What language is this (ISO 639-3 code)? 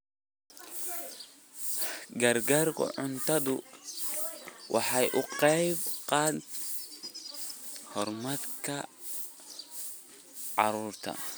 som